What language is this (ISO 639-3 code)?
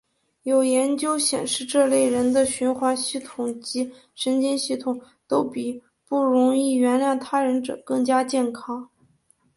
zho